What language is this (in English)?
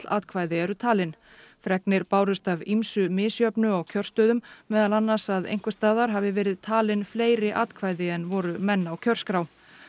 Icelandic